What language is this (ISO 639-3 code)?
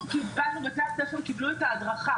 heb